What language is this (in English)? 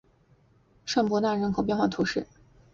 Chinese